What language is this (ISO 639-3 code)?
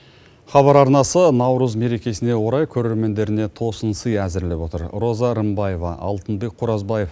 kaz